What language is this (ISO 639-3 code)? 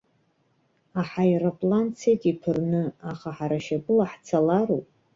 abk